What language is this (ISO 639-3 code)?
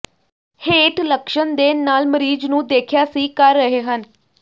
pan